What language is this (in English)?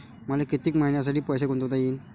Marathi